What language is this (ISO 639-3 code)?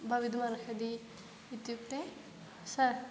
san